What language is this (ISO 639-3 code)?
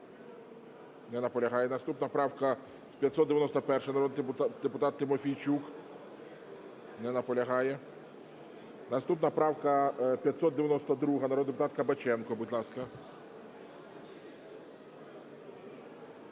ukr